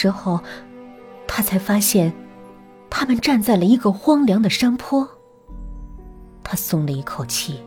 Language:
Chinese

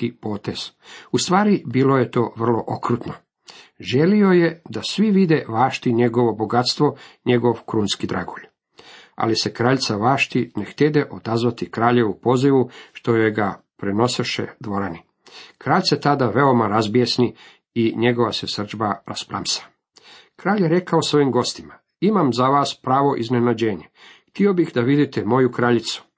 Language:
Croatian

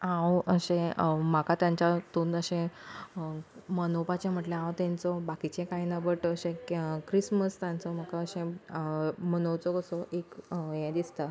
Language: Konkani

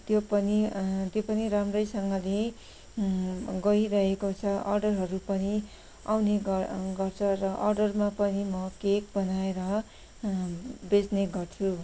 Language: Nepali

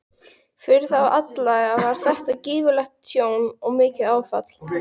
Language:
Icelandic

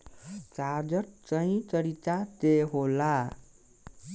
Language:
Bhojpuri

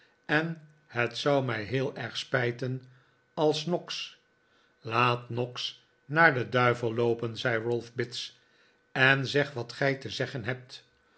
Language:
Dutch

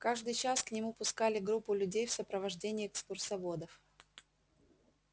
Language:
Russian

